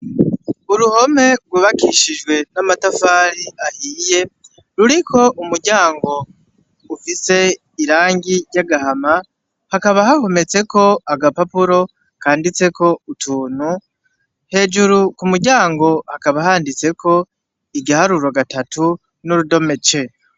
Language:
Rundi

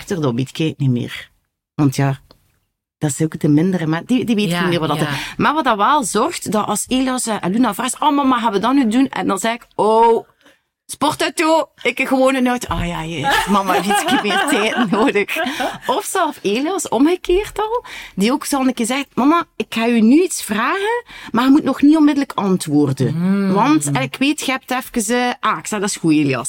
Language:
Dutch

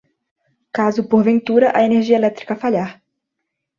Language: Portuguese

